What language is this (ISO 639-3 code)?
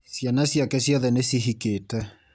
kik